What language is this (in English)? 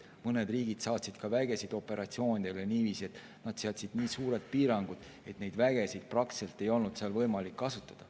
Estonian